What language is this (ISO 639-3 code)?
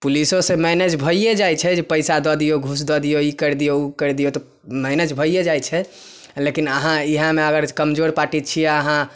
mai